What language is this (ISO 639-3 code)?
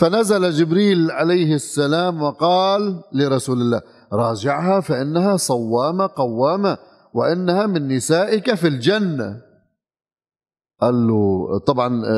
ara